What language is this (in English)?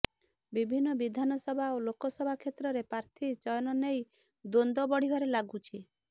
Odia